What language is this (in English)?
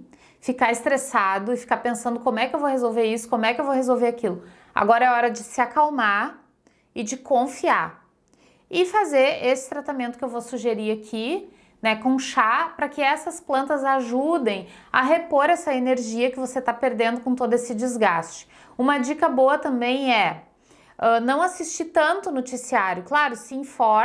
Portuguese